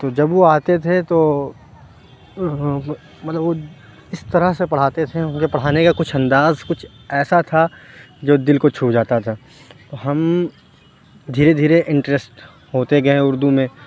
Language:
Urdu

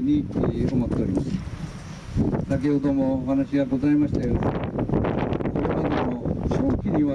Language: Japanese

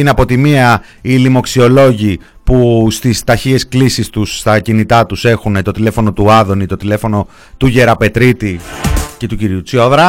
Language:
Greek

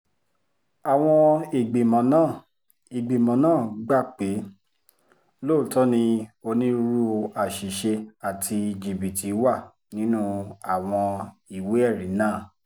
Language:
Yoruba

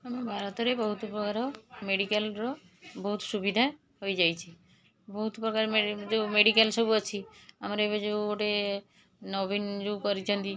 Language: Odia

